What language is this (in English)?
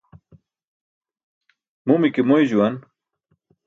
Burushaski